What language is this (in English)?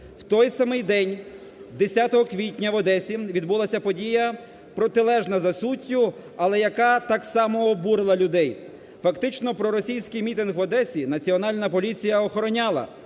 Ukrainian